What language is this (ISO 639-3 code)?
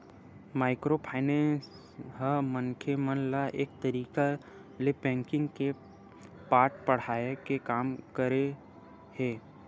hne